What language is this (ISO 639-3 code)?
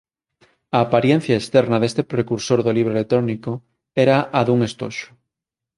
glg